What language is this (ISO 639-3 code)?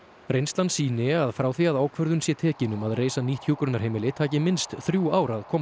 isl